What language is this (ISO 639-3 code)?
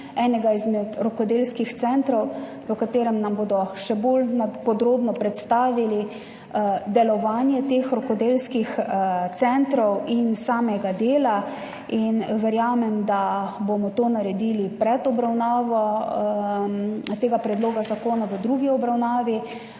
slv